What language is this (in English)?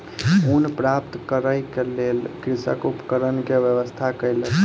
Maithili